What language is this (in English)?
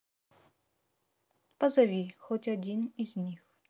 Russian